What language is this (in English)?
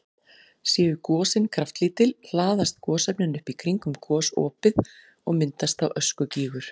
Icelandic